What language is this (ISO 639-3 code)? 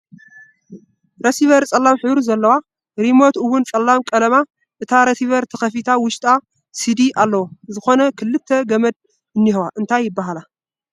tir